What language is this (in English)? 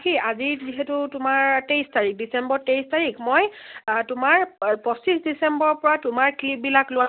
Assamese